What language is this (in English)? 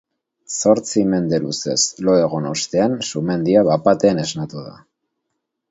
Basque